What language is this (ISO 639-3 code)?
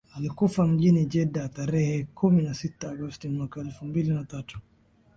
swa